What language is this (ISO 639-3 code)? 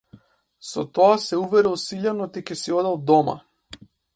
mkd